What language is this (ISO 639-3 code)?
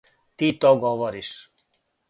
srp